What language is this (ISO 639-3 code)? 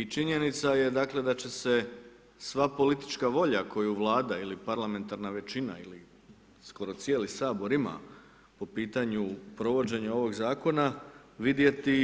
hrv